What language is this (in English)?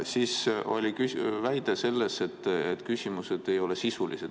Estonian